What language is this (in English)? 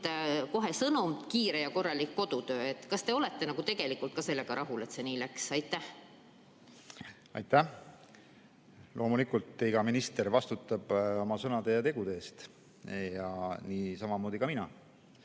Estonian